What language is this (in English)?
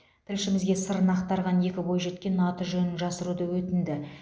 Kazakh